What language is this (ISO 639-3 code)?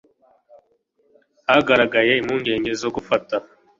kin